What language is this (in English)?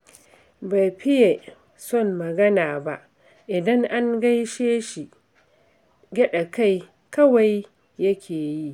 Hausa